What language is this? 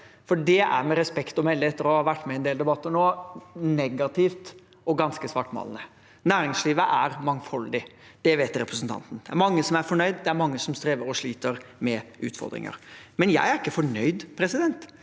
Norwegian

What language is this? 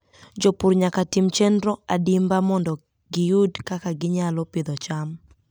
Luo (Kenya and Tanzania)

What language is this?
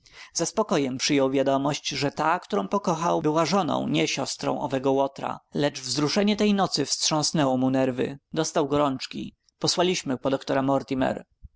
Polish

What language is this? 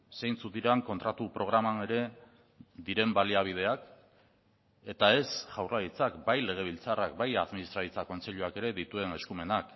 Basque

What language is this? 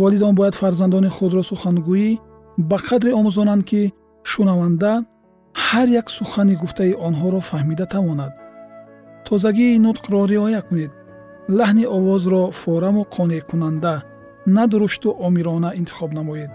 Persian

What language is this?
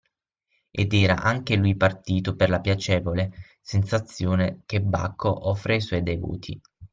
Italian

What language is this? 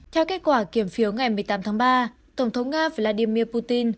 Vietnamese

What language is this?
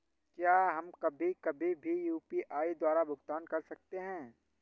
Hindi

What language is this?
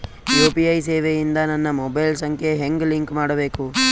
Kannada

